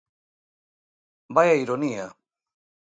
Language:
Galician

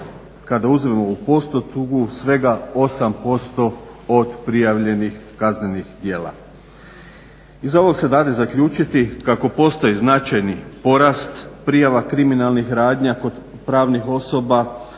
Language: Croatian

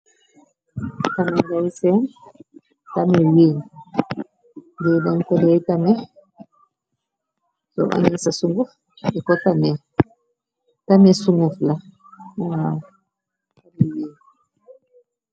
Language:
Wolof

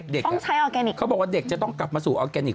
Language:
Thai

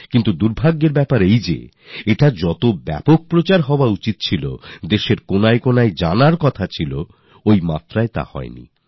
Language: Bangla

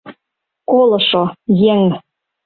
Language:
Mari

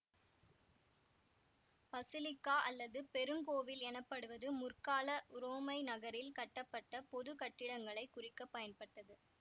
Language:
Tamil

